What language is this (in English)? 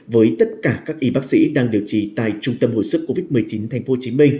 Vietnamese